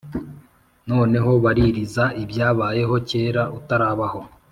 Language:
Kinyarwanda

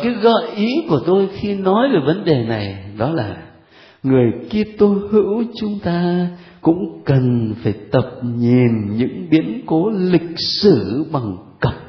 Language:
Vietnamese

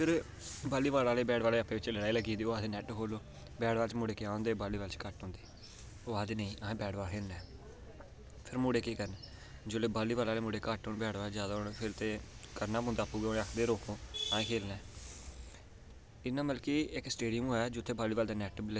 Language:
Dogri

